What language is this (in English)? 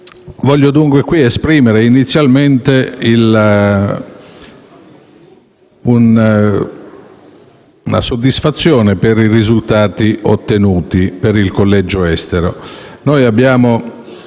Italian